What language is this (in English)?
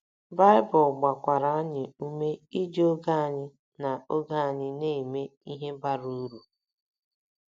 Igbo